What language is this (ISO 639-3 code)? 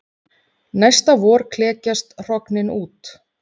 isl